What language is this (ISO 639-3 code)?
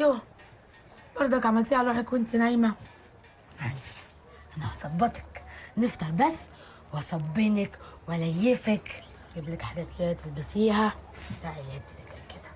ara